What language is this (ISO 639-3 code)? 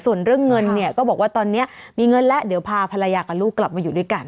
tha